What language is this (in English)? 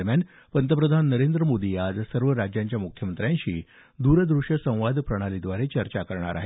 Marathi